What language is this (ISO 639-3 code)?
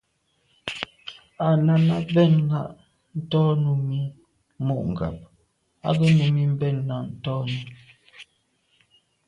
byv